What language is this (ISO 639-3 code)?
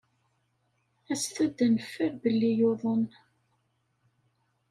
kab